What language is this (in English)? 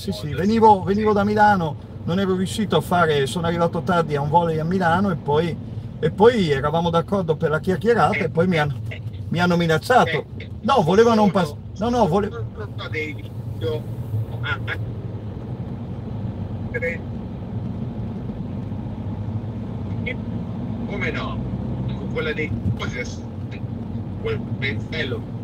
Italian